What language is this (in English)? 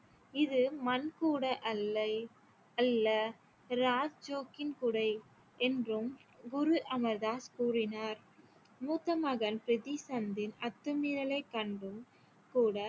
Tamil